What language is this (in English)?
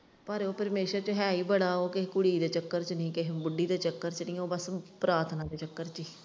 Punjabi